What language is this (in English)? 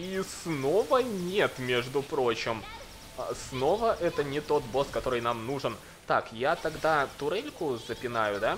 Russian